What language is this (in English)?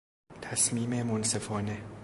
Persian